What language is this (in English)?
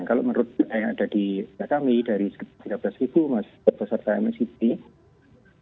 Indonesian